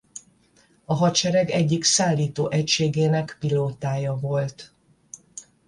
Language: Hungarian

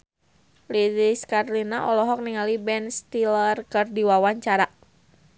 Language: Sundanese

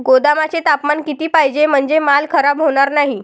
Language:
Marathi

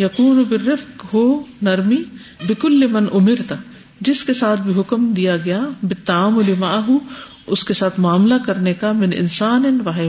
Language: Urdu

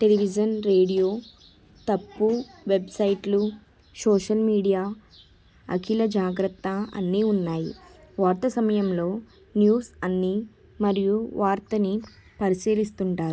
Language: Telugu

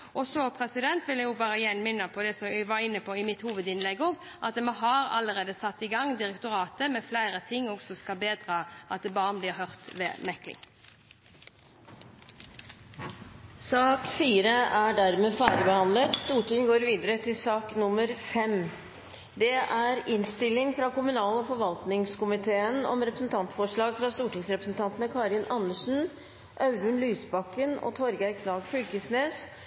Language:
Norwegian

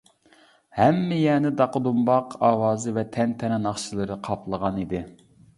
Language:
Uyghur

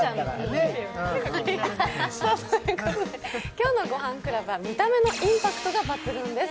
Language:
Japanese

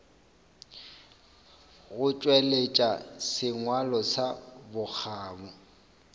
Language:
Northern Sotho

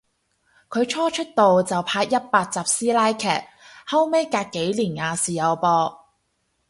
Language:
Cantonese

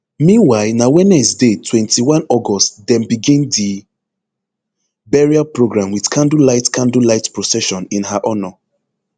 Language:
Nigerian Pidgin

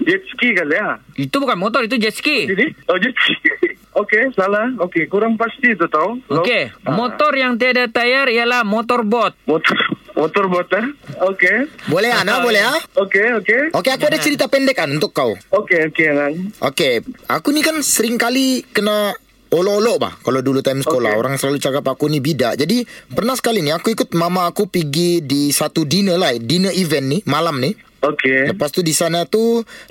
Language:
Malay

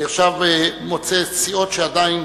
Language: Hebrew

